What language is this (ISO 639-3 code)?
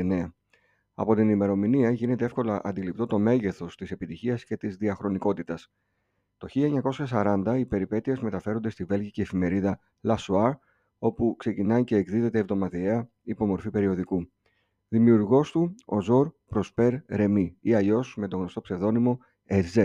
ell